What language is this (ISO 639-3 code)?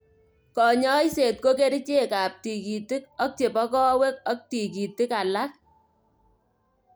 kln